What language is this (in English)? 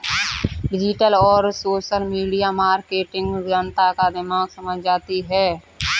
Hindi